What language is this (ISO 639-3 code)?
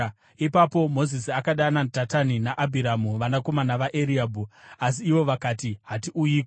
sna